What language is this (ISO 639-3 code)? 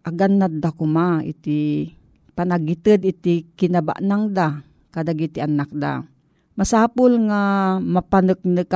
fil